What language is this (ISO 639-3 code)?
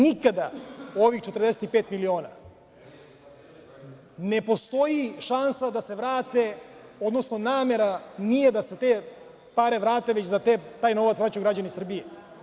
srp